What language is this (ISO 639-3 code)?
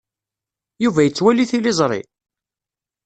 kab